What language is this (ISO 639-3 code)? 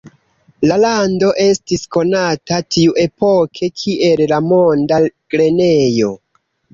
epo